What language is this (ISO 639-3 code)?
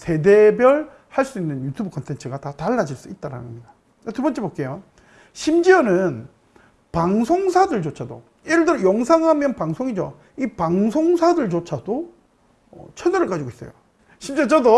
kor